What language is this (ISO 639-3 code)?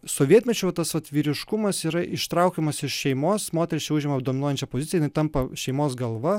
lit